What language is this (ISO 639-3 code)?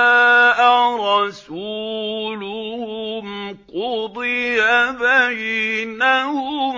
ara